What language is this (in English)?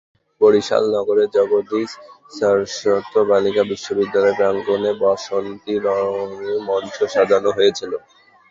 Bangla